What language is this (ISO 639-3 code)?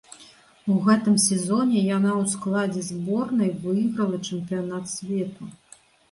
bel